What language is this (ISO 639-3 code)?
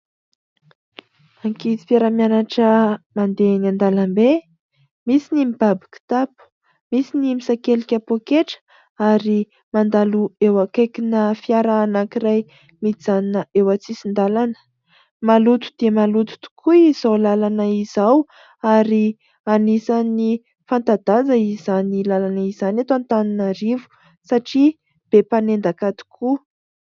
mlg